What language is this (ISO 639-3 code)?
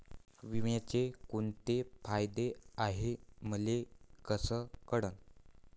mar